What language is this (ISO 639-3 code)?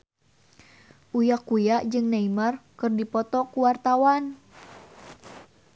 sun